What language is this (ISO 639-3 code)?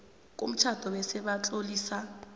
nbl